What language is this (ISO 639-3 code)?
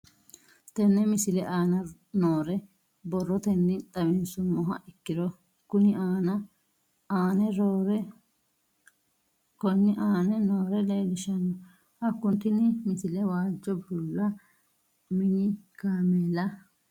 sid